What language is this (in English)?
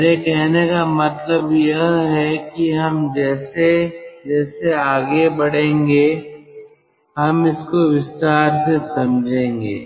Hindi